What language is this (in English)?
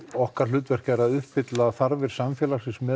Icelandic